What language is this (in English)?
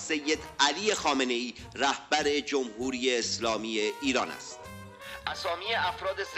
Persian